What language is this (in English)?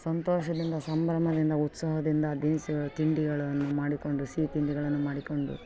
Kannada